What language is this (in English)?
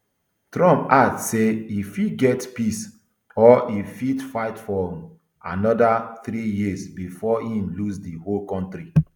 Nigerian Pidgin